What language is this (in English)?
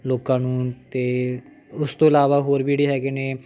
Punjabi